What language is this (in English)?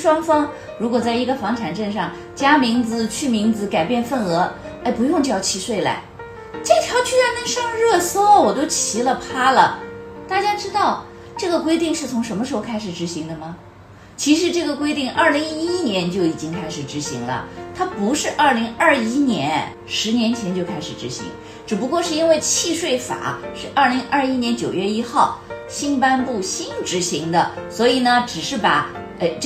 Chinese